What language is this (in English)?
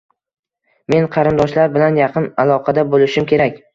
Uzbek